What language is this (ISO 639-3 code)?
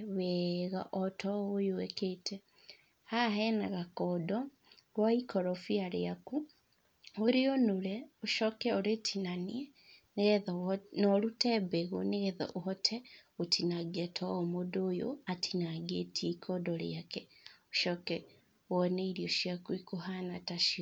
kik